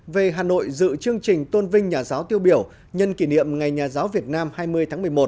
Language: Vietnamese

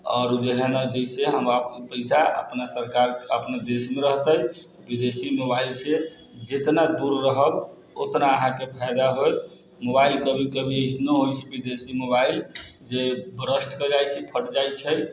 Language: Maithili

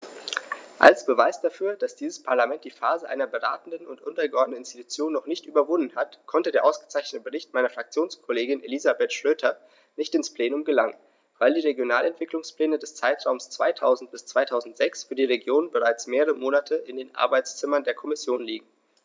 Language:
German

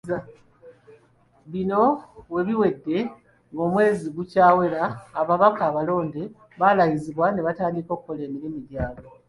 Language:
Ganda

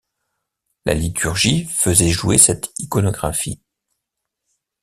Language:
French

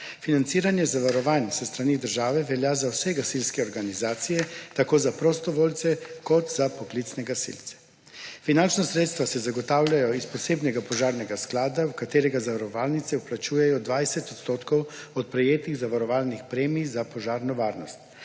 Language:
Slovenian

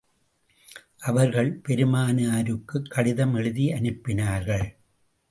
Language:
Tamil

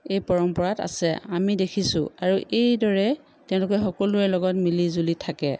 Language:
Assamese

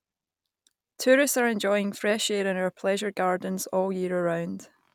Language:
English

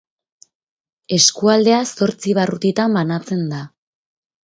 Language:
Basque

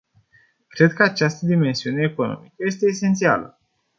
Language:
Romanian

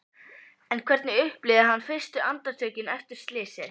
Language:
Icelandic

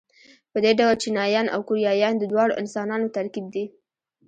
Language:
Pashto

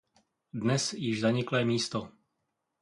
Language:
Czech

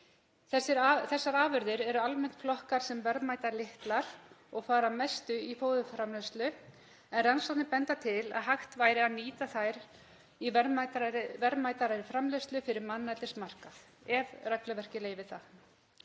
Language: Icelandic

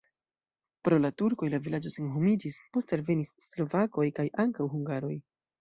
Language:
Esperanto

